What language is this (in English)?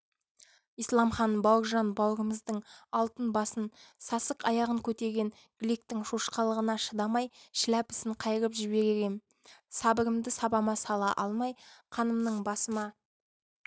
Kazakh